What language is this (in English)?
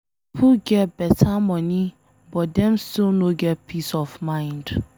Nigerian Pidgin